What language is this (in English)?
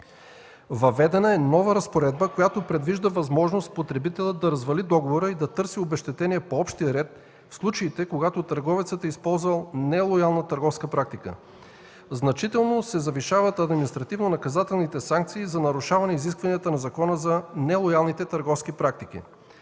Bulgarian